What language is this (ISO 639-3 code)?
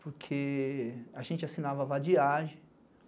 por